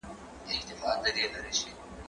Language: Pashto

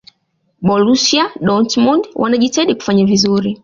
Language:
Swahili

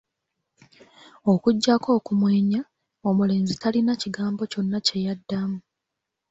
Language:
Ganda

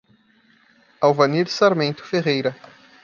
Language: Portuguese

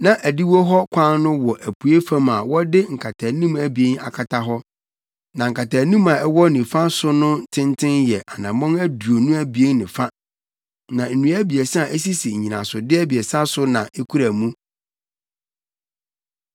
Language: Akan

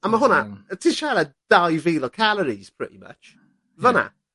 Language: Welsh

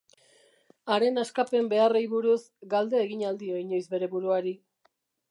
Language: Basque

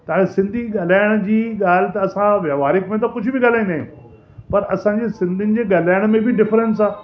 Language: Sindhi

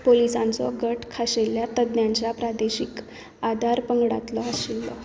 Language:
Konkani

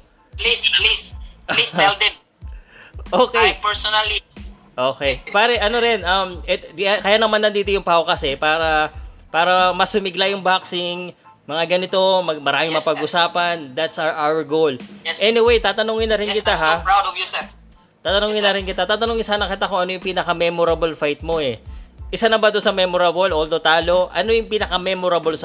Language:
Filipino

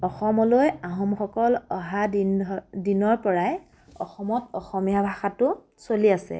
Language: Assamese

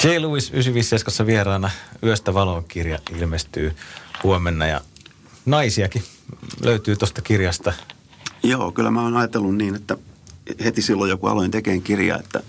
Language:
Finnish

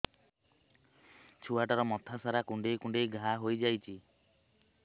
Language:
Odia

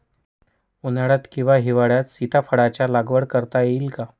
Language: Marathi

